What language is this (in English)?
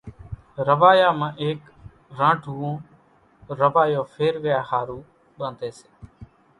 Kachi Koli